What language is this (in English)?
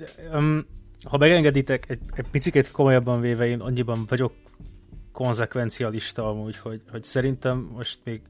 Hungarian